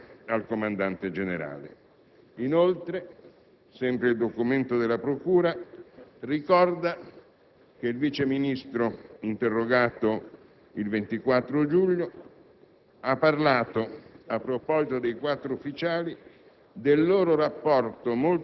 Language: Italian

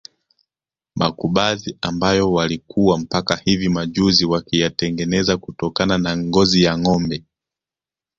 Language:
Swahili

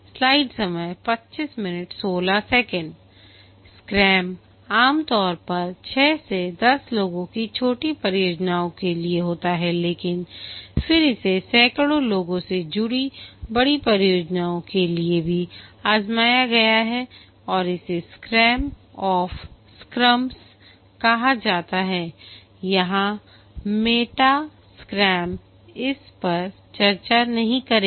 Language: Hindi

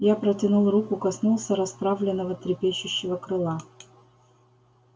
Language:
Russian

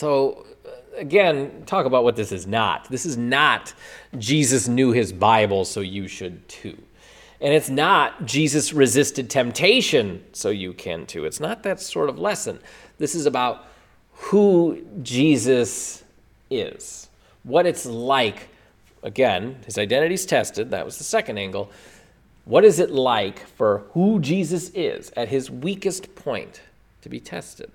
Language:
English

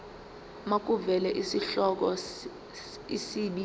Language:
Zulu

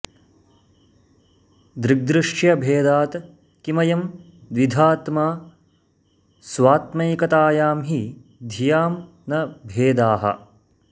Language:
Sanskrit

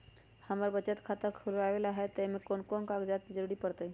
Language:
Magahi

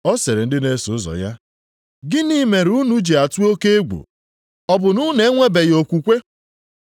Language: Igbo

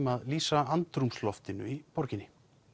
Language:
Icelandic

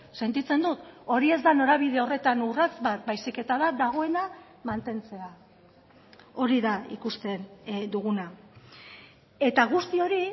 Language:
Basque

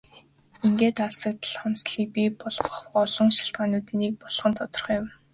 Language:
Mongolian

